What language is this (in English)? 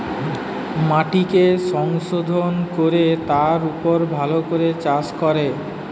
Bangla